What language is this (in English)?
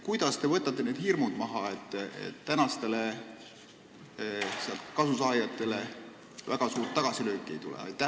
Estonian